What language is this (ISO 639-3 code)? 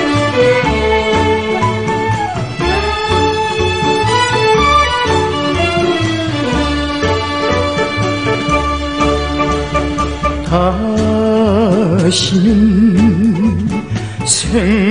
kor